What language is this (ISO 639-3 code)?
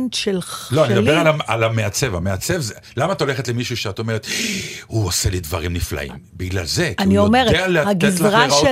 heb